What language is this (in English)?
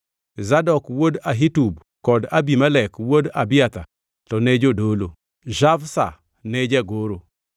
Luo (Kenya and Tanzania)